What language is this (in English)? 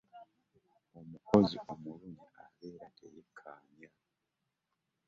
Ganda